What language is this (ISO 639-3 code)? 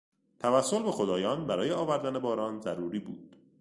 fas